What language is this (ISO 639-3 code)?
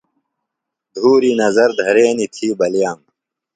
phl